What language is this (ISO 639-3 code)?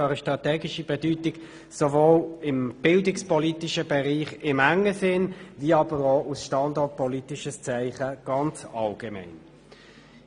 gsw